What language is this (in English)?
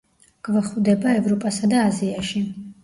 Georgian